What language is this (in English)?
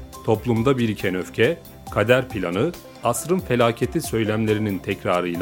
Turkish